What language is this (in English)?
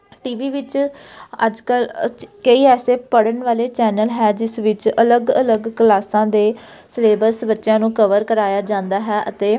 Punjabi